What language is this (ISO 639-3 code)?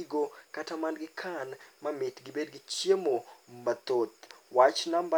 luo